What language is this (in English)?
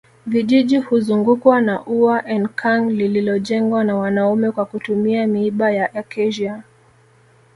Swahili